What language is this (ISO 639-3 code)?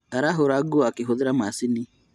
kik